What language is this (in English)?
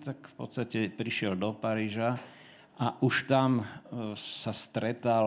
Slovak